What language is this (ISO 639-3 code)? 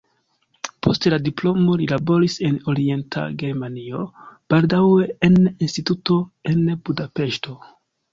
epo